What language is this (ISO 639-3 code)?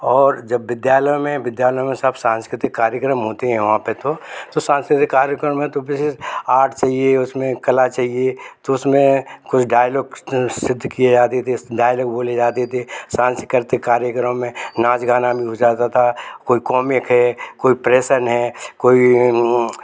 hin